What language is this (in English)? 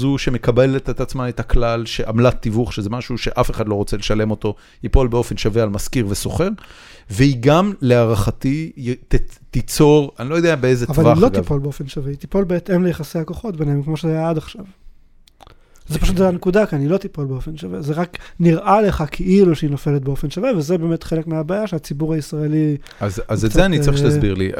Hebrew